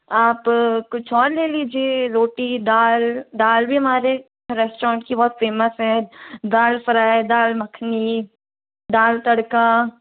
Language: Hindi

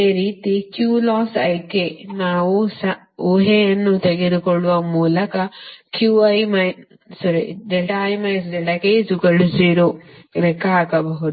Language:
Kannada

